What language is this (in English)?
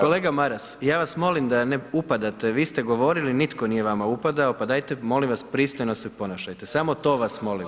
Croatian